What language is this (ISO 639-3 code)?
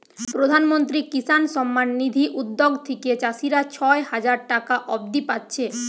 ben